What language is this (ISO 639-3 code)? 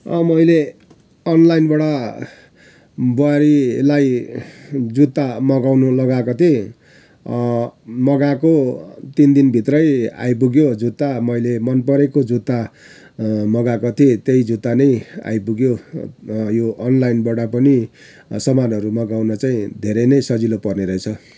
nep